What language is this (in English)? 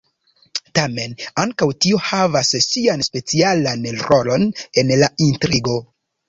Esperanto